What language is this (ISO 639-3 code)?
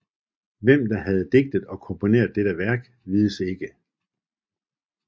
dan